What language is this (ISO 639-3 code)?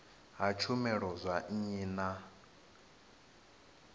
ven